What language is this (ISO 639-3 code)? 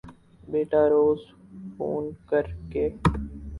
urd